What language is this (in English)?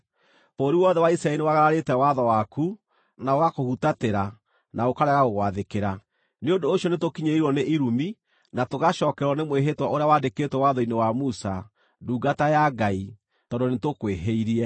Kikuyu